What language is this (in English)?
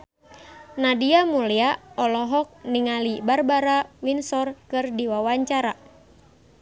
Sundanese